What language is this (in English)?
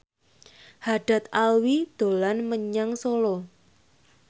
Javanese